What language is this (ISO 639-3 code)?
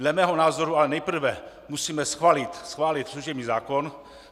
ces